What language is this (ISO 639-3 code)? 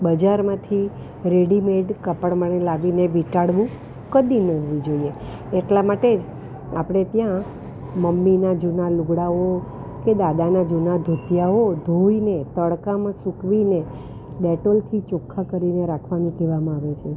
guj